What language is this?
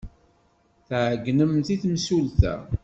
Kabyle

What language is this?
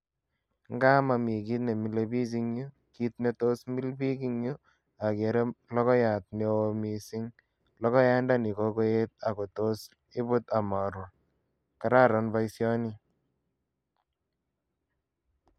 Kalenjin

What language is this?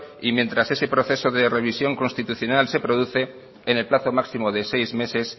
Spanish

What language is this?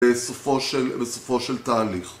Hebrew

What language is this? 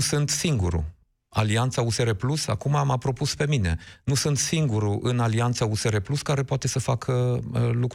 Romanian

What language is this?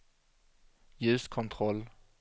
Swedish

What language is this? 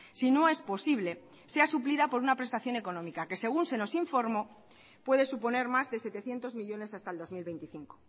Spanish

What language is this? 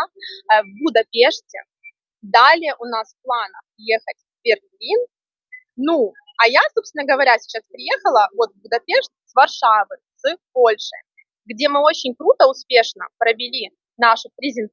Russian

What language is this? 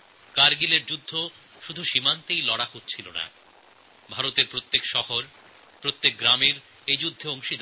Bangla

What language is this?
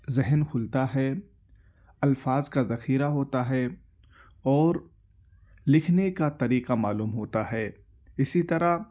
Urdu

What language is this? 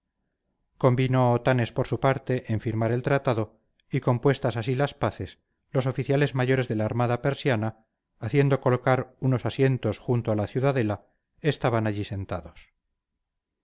Spanish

